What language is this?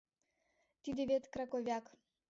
Mari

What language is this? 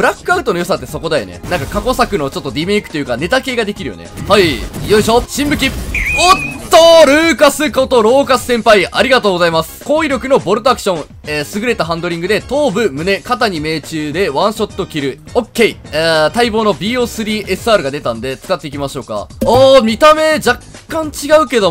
Japanese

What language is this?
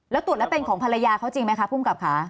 Thai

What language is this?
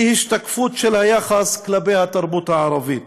Hebrew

